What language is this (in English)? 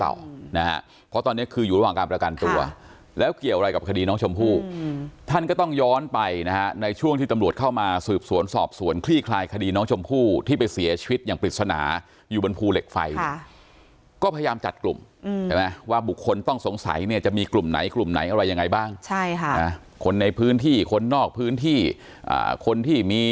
Thai